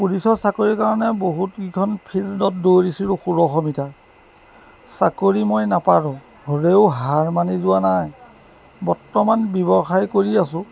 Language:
Assamese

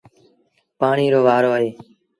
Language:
Sindhi Bhil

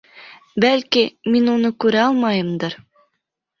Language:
Bashkir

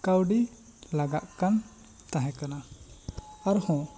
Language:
Santali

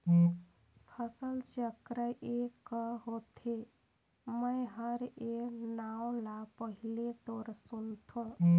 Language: Chhattisgarhi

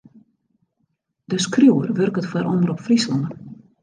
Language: Western Frisian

